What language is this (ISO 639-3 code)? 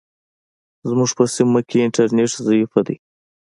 pus